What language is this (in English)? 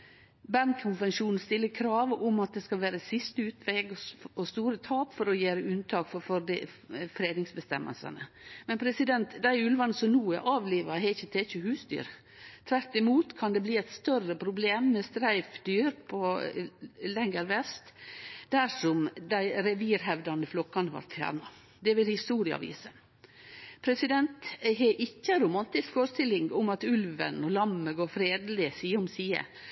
Norwegian Nynorsk